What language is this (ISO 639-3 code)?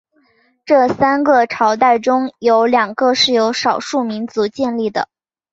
zho